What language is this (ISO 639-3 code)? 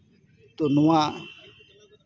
sat